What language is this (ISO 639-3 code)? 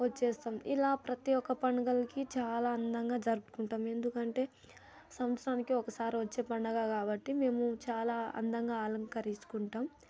tel